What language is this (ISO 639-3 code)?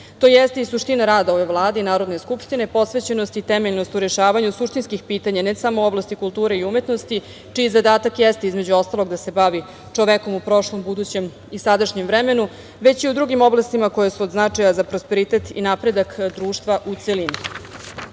srp